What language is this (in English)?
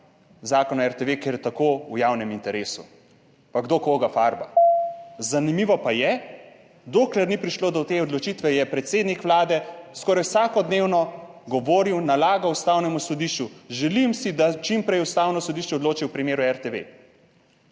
Slovenian